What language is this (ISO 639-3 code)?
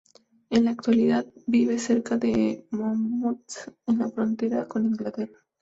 spa